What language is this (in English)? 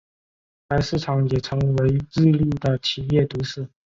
Chinese